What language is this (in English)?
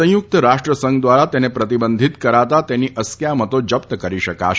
Gujarati